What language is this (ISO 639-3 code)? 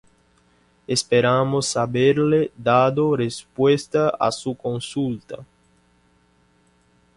spa